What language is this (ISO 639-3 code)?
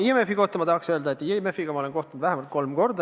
est